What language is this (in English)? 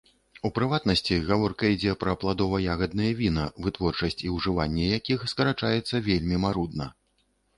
Belarusian